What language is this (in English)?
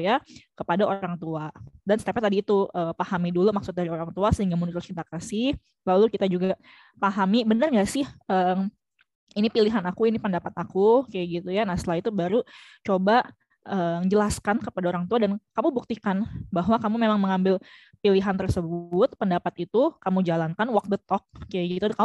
Indonesian